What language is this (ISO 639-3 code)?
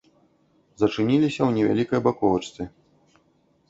bel